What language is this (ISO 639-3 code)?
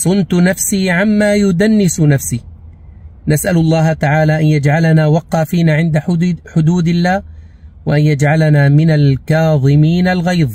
ara